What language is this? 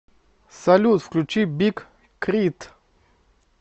Russian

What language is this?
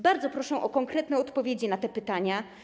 Polish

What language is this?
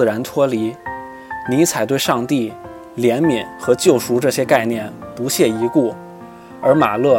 Chinese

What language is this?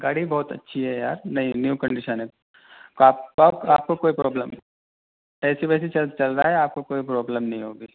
Urdu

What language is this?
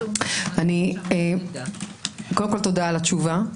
Hebrew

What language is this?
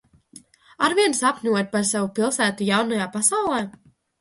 Latvian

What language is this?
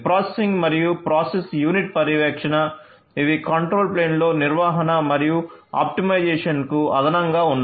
Telugu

